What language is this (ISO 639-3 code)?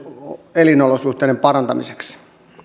fin